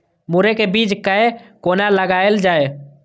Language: Maithili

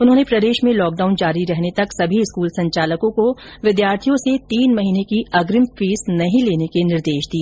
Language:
Hindi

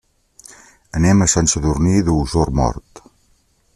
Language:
Catalan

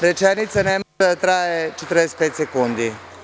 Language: Serbian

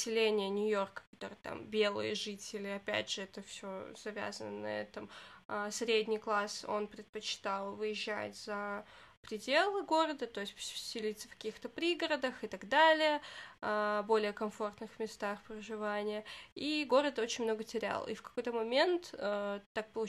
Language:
Russian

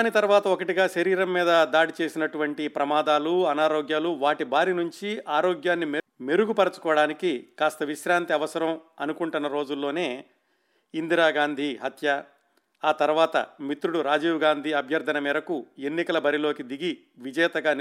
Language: Telugu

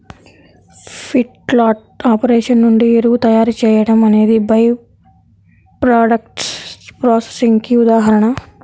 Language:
Telugu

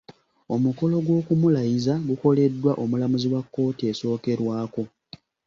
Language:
Ganda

